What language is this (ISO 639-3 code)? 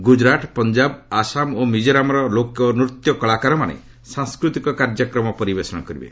ori